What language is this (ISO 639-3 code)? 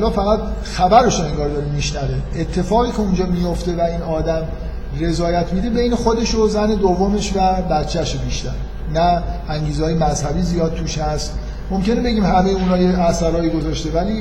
fas